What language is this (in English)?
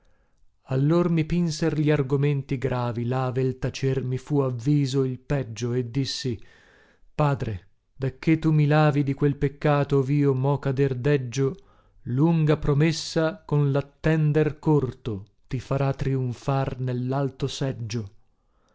Italian